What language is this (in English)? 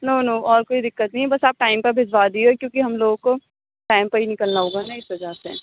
Urdu